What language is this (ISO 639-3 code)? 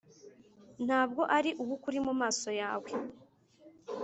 kin